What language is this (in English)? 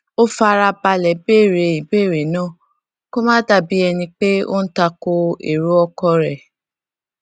Yoruba